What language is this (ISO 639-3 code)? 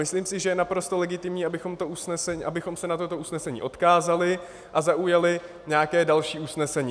ces